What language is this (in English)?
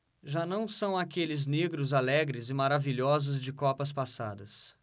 Portuguese